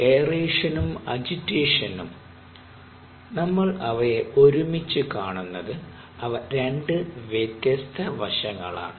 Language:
Malayalam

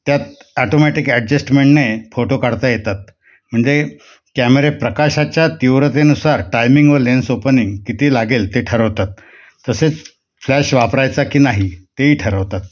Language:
Marathi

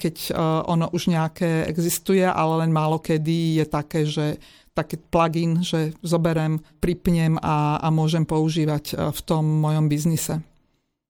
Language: Slovak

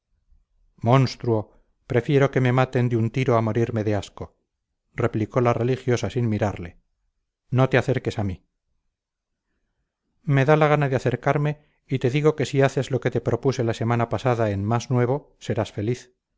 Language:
Spanish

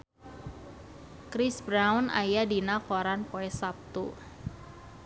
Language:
Sundanese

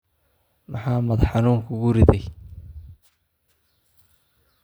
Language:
Somali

